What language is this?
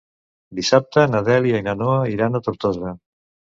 Catalan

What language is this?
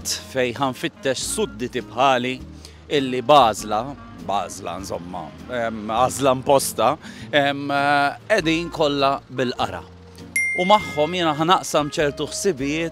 Arabic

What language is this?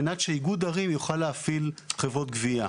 Hebrew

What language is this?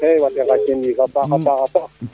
Serer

